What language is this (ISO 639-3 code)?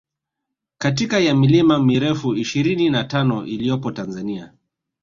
swa